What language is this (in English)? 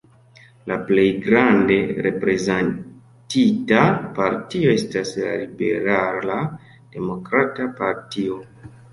Esperanto